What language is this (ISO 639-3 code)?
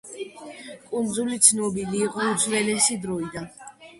kat